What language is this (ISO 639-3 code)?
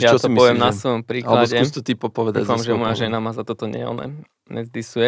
slk